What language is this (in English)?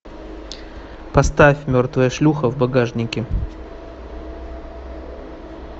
Russian